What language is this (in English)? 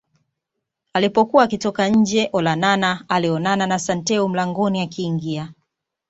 Swahili